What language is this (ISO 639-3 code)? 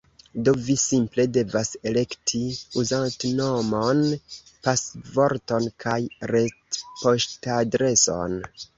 epo